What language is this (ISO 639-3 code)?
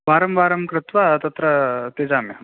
san